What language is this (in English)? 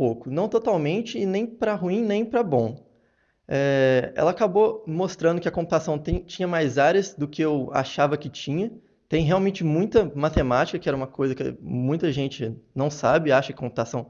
Portuguese